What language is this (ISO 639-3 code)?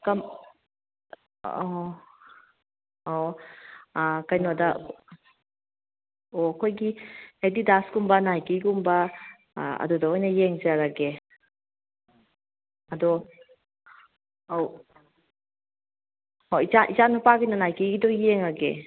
mni